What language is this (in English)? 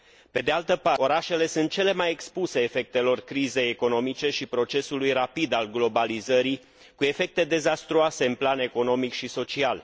Romanian